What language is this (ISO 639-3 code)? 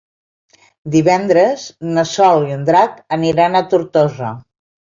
cat